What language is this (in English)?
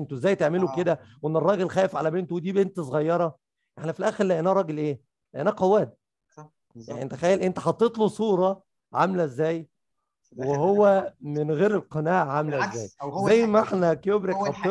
Arabic